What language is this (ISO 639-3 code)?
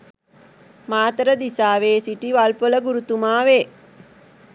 sin